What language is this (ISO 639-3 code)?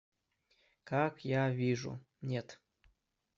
rus